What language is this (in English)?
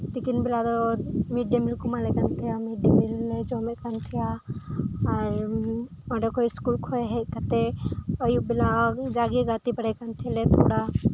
Santali